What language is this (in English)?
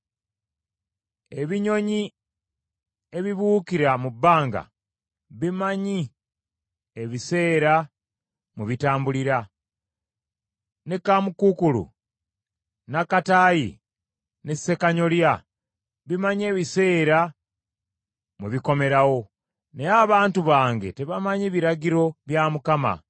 Ganda